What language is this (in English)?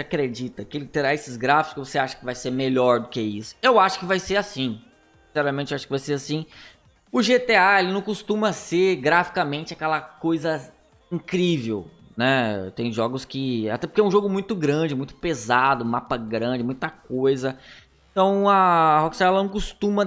Portuguese